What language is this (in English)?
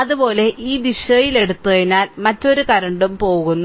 Malayalam